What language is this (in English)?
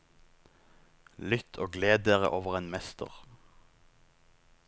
Norwegian